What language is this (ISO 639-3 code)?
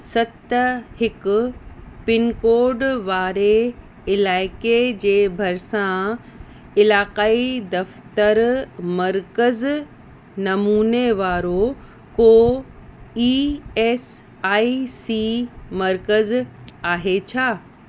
snd